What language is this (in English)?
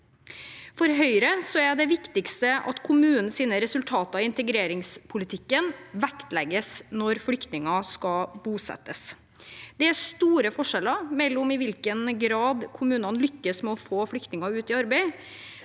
Norwegian